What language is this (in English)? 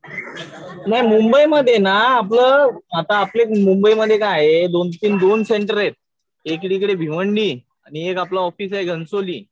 Marathi